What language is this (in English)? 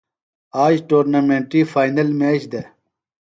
Phalura